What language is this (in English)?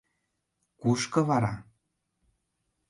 Mari